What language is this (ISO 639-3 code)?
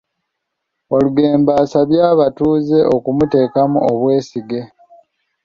lug